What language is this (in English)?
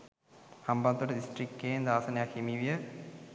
Sinhala